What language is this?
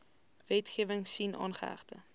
Afrikaans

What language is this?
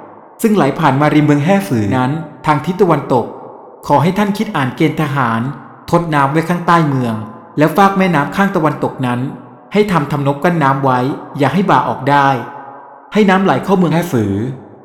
Thai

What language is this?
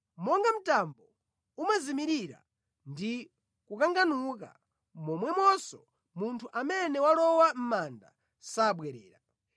Nyanja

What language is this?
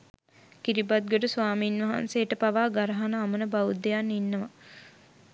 Sinhala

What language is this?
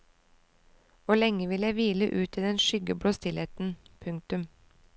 Norwegian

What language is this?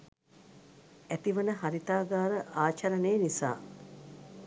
Sinhala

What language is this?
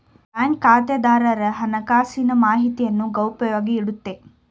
Kannada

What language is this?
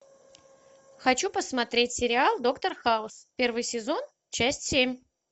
Russian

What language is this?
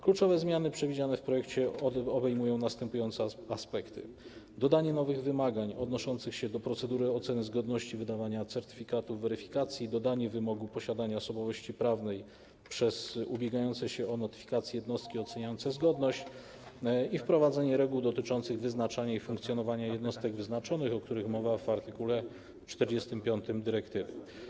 Polish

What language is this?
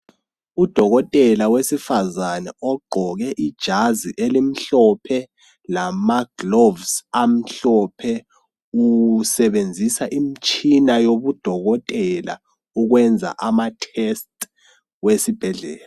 North Ndebele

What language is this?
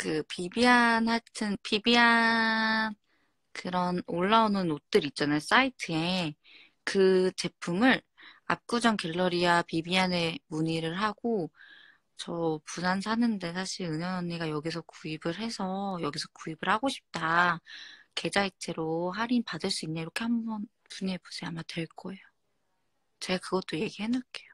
Korean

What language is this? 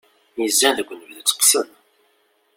Kabyle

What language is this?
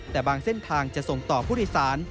Thai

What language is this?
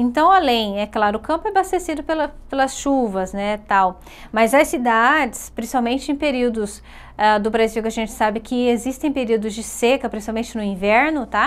Portuguese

